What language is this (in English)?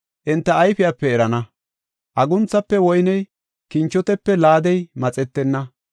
Gofa